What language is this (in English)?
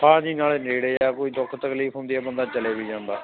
Punjabi